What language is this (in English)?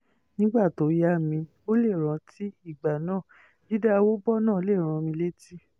Yoruba